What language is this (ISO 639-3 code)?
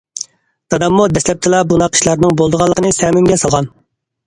uig